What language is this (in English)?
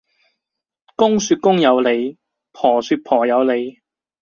Cantonese